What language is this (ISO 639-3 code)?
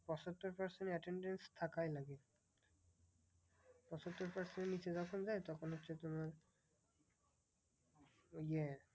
ben